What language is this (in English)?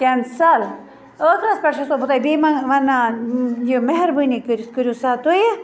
Kashmiri